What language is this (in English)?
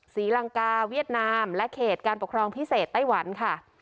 Thai